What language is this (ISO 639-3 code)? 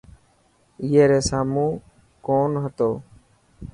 mki